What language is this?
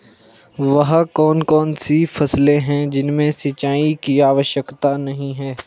Hindi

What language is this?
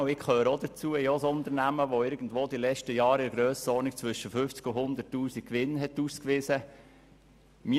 Swiss German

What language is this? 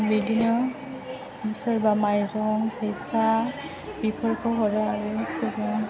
Bodo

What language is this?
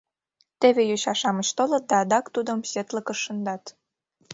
Mari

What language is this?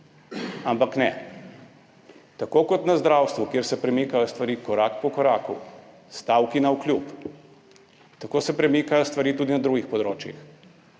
Slovenian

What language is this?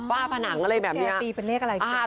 Thai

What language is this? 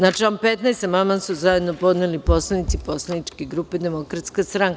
Serbian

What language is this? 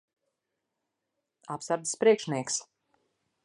Latvian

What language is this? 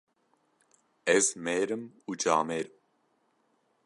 Kurdish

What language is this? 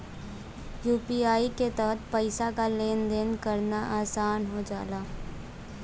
Bhojpuri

